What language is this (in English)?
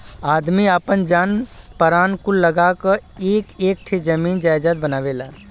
Bhojpuri